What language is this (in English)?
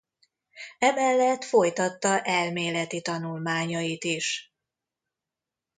Hungarian